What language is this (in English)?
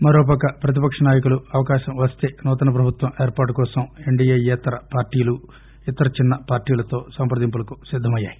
Telugu